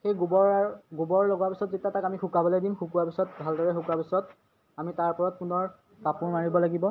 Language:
Assamese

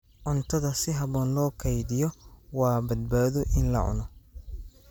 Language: Somali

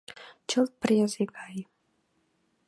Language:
Mari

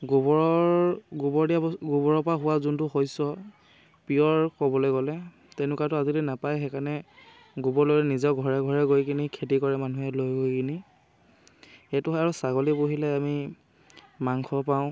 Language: Assamese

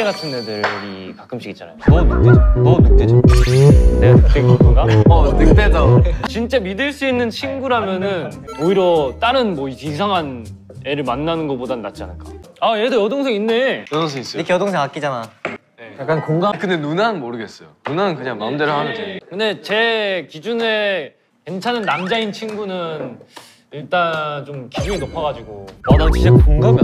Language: Korean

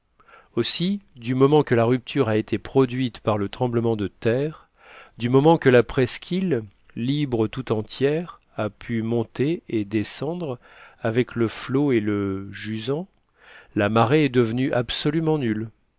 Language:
French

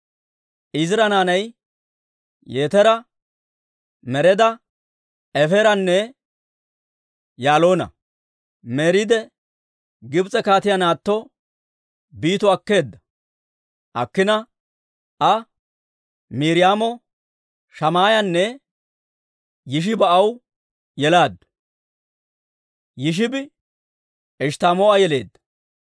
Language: Dawro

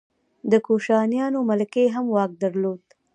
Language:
Pashto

